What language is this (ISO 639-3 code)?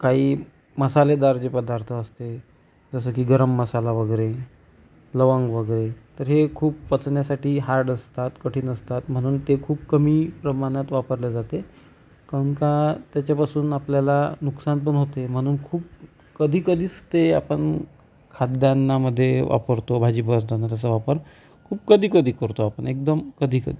mar